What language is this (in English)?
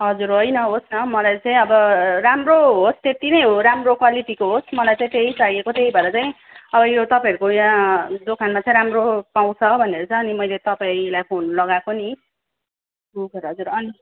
Nepali